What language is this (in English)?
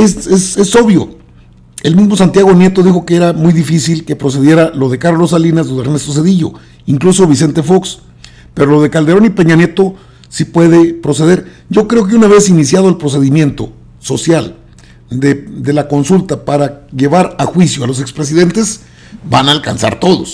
Spanish